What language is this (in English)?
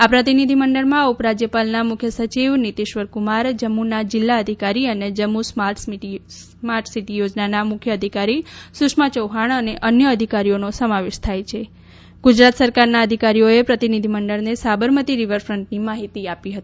Gujarati